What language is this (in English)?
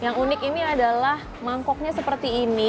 Indonesian